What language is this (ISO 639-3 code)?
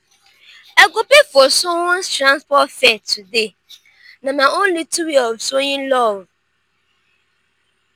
pcm